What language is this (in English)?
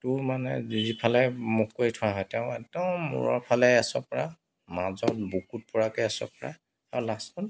Assamese